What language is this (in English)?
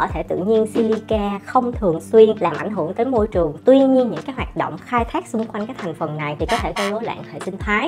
Vietnamese